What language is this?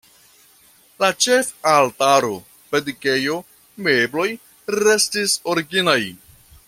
Esperanto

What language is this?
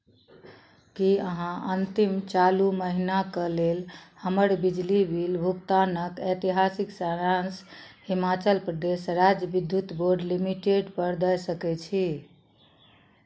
Maithili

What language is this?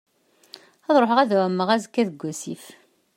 Kabyle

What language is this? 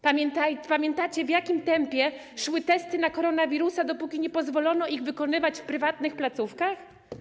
Polish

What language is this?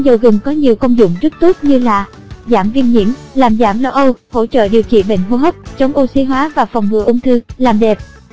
Vietnamese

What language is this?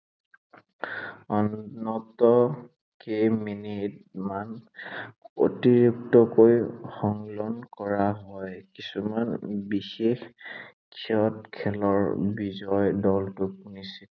Assamese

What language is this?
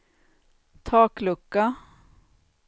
Swedish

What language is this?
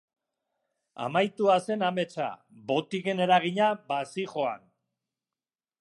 Basque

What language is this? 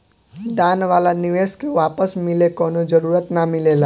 Bhojpuri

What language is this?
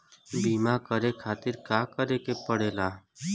Bhojpuri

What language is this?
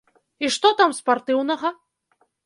Belarusian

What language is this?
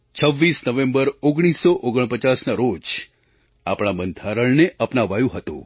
Gujarati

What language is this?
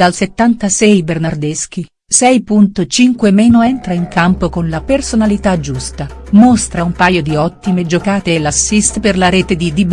Italian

